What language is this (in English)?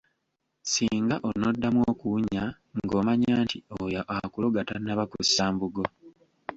Ganda